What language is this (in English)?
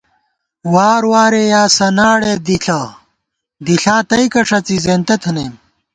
Gawar-Bati